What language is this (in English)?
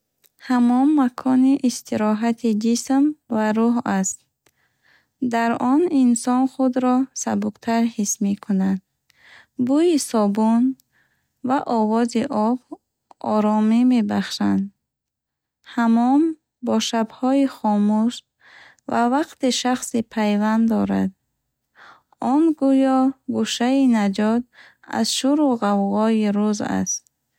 Bukharic